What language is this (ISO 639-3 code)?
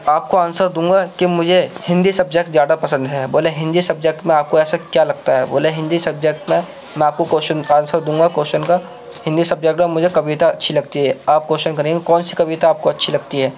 urd